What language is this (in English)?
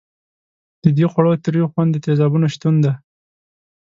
Pashto